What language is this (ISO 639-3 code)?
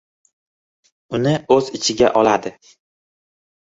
uzb